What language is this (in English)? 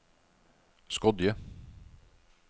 Norwegian